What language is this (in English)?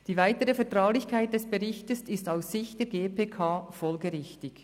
Swiss German